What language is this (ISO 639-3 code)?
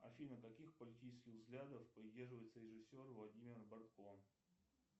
rus